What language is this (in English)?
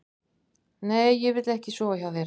Icelandic